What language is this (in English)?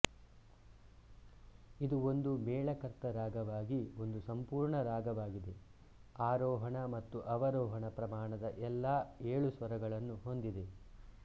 Kannada